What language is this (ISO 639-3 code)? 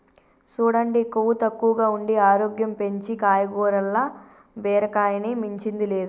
tel